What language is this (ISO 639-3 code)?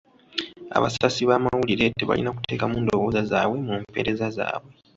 lug